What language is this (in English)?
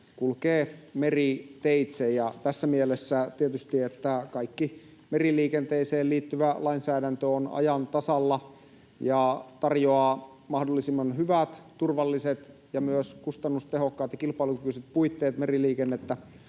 Finnish